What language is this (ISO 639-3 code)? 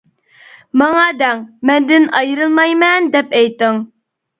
uig